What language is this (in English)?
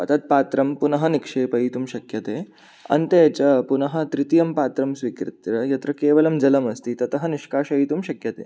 Sanskrit